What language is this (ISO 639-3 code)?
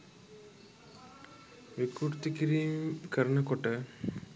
sin